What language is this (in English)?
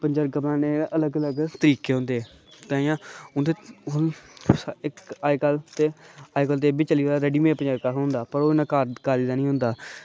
Dogri